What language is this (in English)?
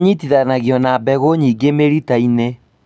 Kikuyu